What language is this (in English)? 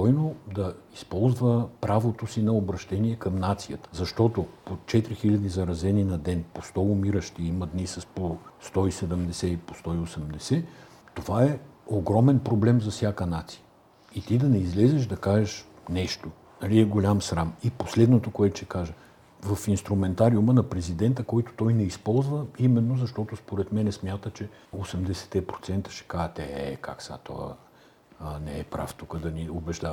Bulgarian